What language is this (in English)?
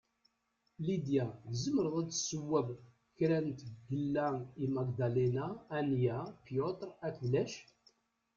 Kabyle